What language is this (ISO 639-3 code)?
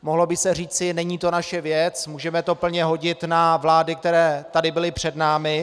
ces